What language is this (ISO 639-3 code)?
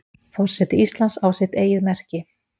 isl